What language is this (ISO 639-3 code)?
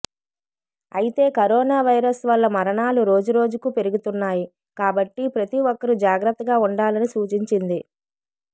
tel